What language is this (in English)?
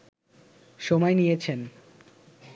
Bangla